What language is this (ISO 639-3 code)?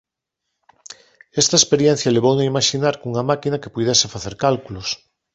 glg